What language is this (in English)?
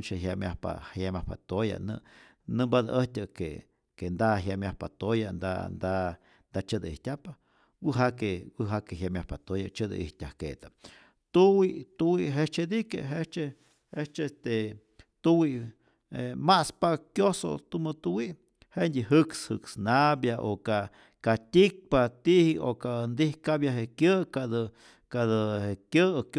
Rayón Zoque